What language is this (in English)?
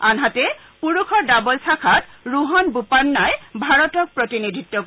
Assamese